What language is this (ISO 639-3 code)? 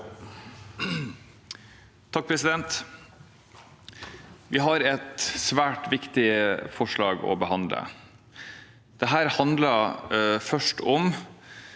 nor